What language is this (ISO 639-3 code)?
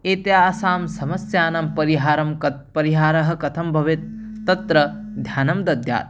san